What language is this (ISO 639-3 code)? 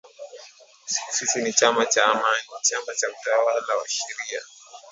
swa